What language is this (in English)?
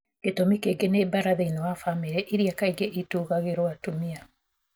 Kikuyu